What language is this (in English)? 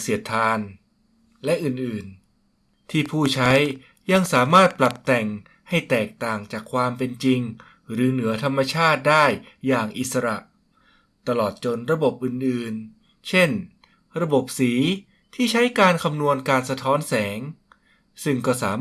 Thai